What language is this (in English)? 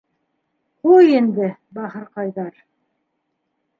Bashkir